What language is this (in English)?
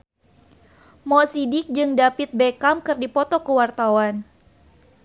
Sundanese